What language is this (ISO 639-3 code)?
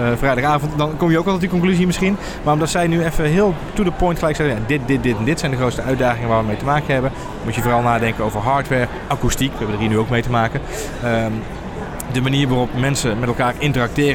nld